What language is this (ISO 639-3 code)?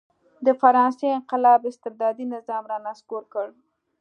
pus